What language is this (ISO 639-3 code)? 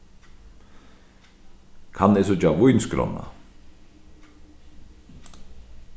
fao